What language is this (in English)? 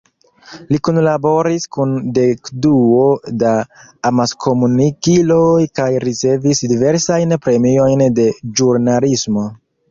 Esperanto